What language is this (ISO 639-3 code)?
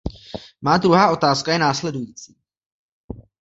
ces